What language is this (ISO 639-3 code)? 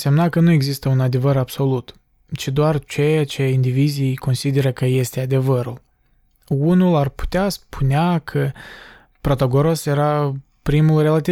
ron